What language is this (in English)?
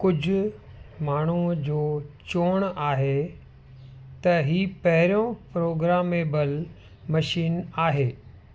Sindhi